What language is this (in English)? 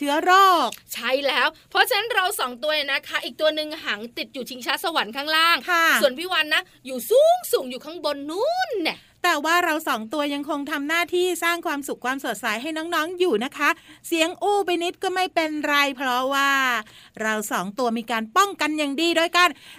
Thai